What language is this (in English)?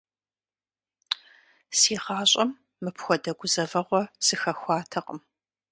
Kabardian